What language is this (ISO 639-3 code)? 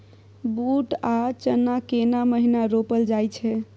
mai